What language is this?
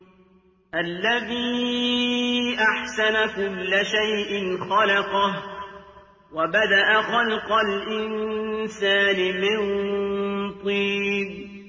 Arabic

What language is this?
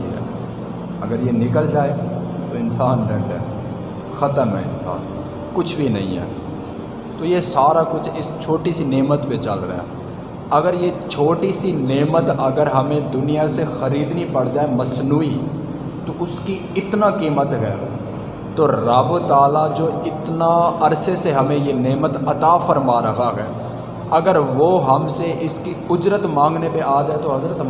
Urdu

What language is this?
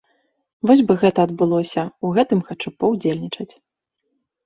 Belarusian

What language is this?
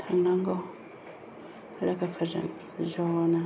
Bodo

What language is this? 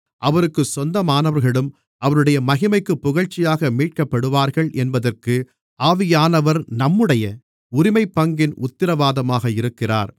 Tamil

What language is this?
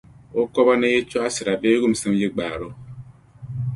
Dagbani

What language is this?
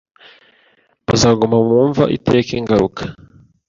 Kinyarwanda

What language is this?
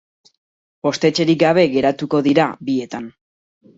Basque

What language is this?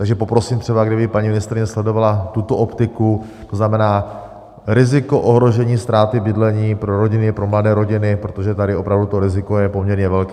Czech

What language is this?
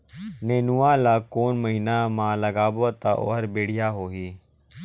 Chhattisgarhi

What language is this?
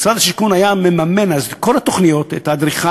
Hebrew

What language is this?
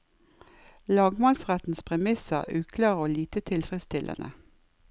Norwegian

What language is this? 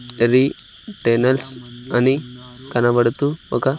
Telugu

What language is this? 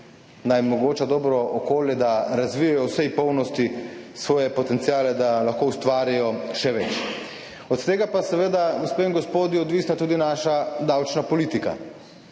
Slovenian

